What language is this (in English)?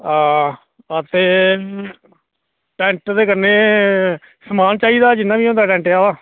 Dogri